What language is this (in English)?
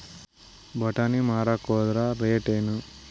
Kannada